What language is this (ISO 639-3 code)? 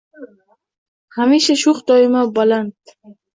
uzb